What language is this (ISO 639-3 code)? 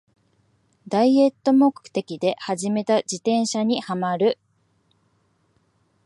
jpn